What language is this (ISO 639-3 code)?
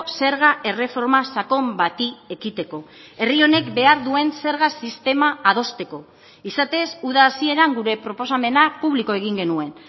eus